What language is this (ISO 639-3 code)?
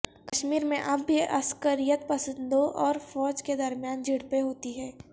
urd